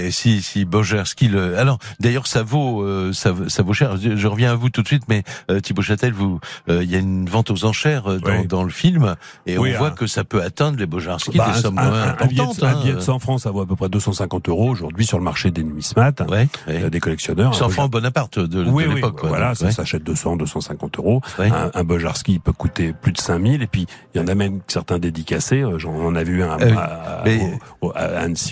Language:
French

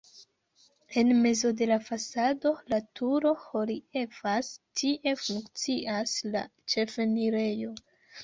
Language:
Esperanto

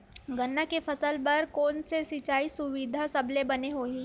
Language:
Chhattisgarhi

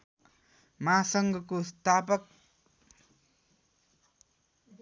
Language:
Nepali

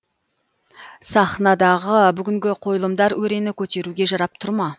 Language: Kazakh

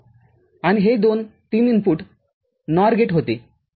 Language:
Marathi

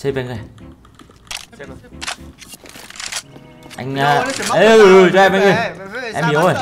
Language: Vietnamese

